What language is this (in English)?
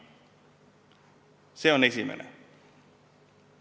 Estonian